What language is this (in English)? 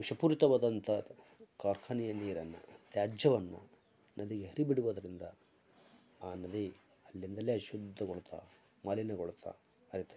Kannada